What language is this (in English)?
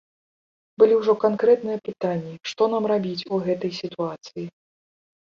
Belarusian